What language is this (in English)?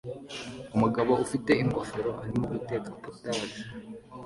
Kinyarwanda